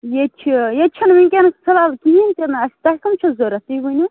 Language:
Kashmiri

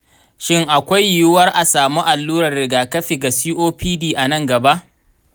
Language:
Hausa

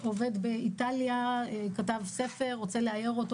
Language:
Hebrew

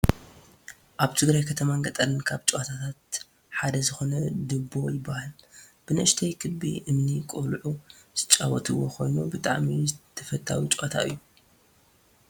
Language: Tigrinya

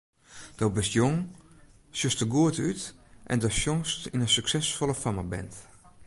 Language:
Western Frisian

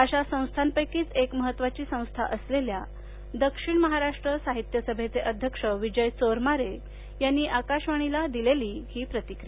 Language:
Marathi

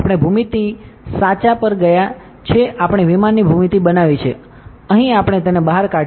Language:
Gujarati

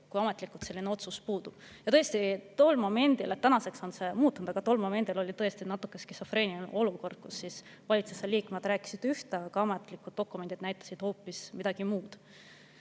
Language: Estonian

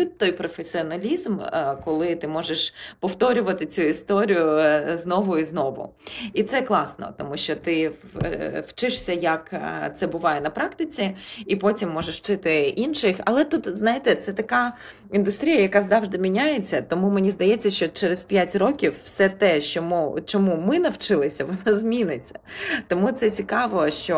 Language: Ukrainian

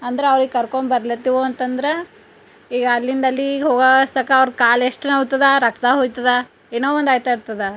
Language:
Kannada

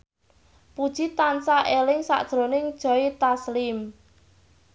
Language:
Javanese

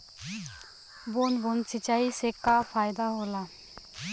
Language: Bhojpuri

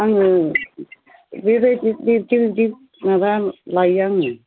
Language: Bodo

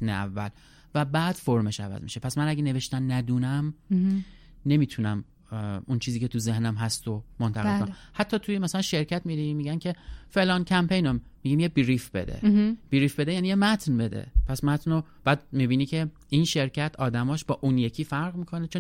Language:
Persian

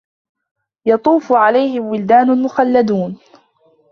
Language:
Arabic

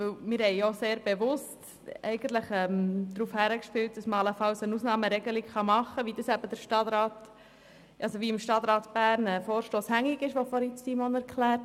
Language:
Swiss German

